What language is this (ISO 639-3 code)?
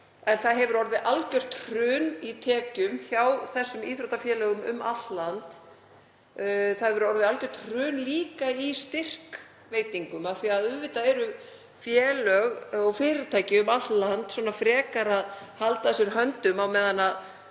isl